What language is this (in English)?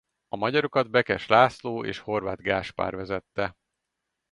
Hungarian